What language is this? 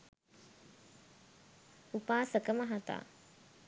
Sinhala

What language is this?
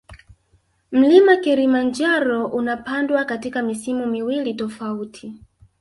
Swahili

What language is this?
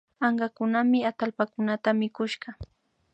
Imbabura Highland Quichua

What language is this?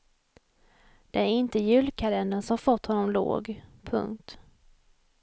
Swedish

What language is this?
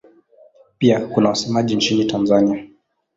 Swahili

